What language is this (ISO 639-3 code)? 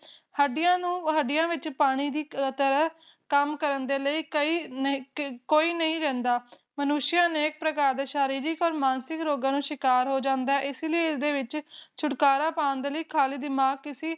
pan